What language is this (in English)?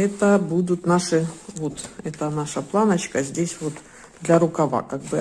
Russian